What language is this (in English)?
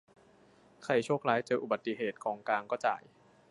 Thai